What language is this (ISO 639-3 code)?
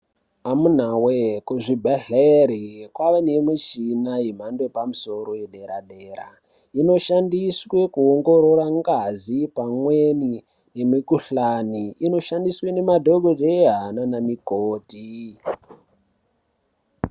ndc